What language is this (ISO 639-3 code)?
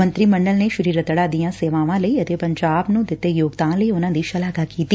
pan